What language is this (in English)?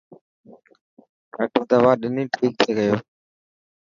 Dhatki